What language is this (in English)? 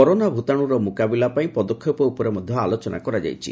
Odia